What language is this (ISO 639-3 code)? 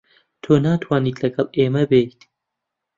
ckb